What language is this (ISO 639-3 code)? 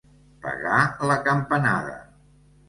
cat